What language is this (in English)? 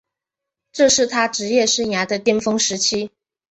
Chinese